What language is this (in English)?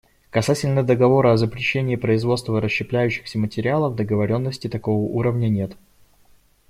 Russian